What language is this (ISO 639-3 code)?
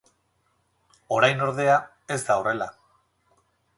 eus